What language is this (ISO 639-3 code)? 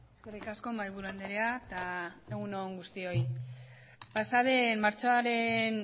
eus